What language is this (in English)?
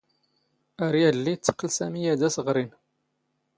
Standard Moroccan Tamazight